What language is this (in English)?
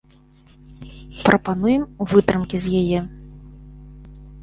Belarusian